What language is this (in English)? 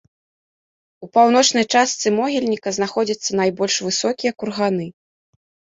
Belarusian